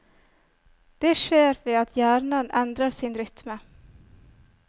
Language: Norwegian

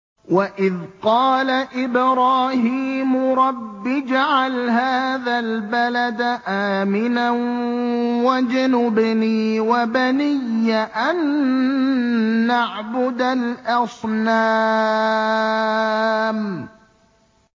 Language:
Arabic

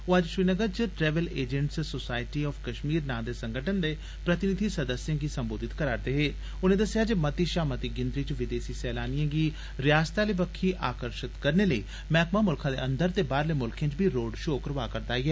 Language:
Dogri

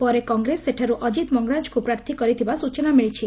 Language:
Odia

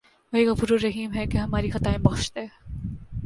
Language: Urdu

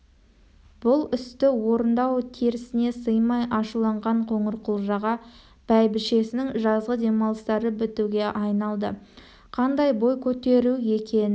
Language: Kazakh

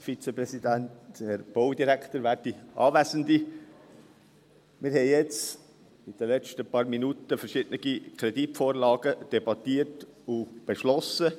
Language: Swiss German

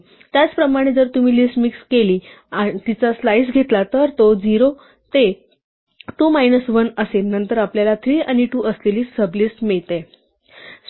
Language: Marathi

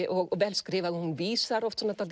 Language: Icelandic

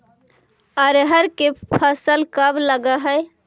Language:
Magahi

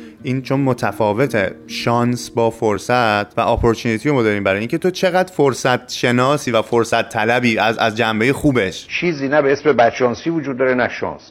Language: Persian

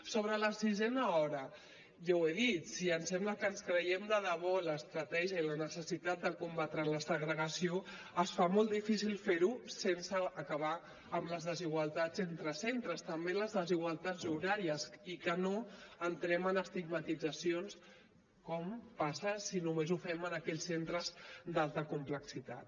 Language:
Catalan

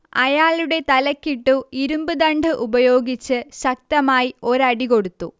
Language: Malayalam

